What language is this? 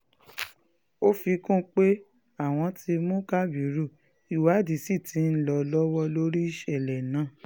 Yoruba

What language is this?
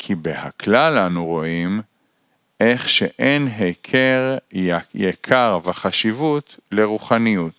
Hebrew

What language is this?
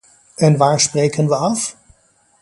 Dutch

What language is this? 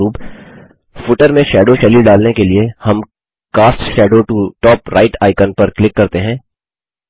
Hindi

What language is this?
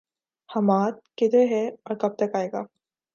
Urdu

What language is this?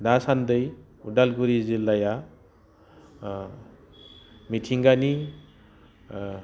Bodo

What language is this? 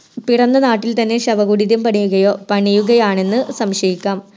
Malayalam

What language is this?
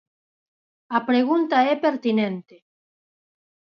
Galician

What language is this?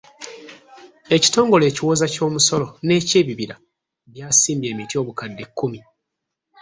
Ganda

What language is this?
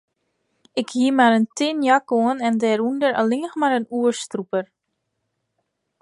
Western Frisian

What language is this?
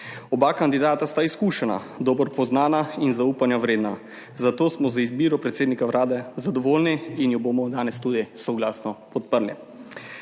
Slovenian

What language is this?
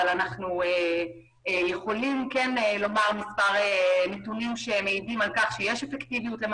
Hebrew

